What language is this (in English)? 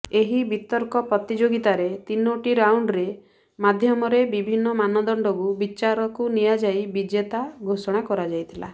Odia